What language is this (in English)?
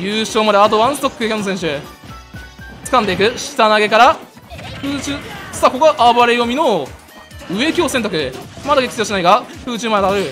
Japanese